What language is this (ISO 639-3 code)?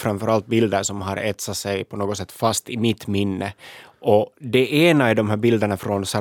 swe